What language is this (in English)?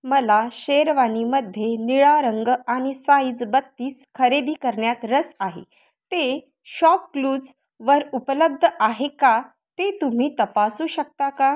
Marathi